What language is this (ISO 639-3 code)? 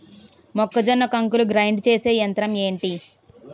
tel